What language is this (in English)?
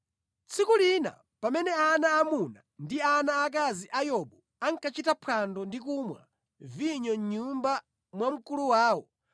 Nyanja